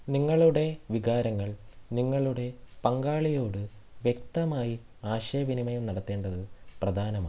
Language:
Malayalam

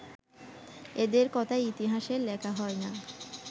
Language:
Bangla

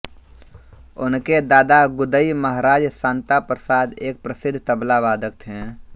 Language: Hindi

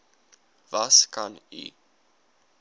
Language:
Afrikaans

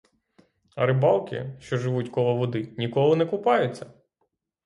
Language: Ukrainian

